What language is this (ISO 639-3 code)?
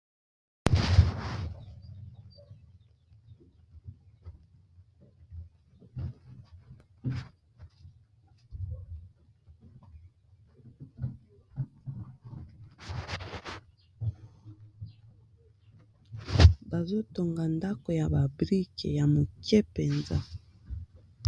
lin